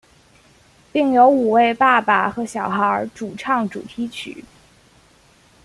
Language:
Chinese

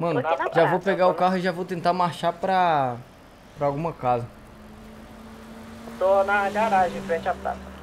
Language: Portuguese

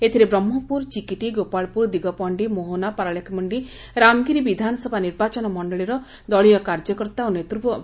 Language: Odia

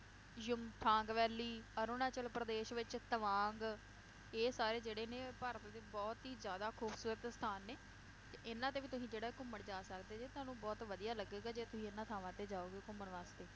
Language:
Punjabi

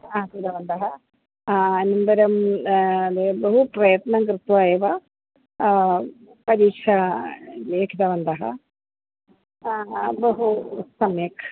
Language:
Sanskrit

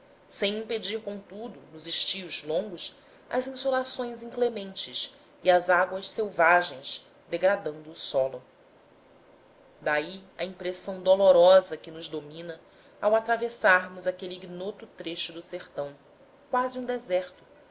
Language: Portuguese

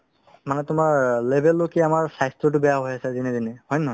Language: Assamese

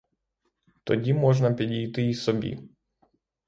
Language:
Ukrainian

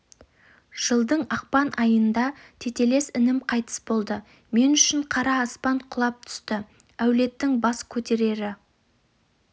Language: Kazakh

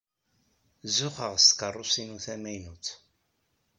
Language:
Kabyle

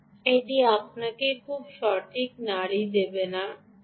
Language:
Bangla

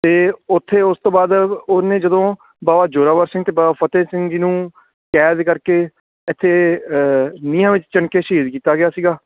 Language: Punjabi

